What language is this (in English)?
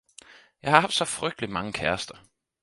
Danish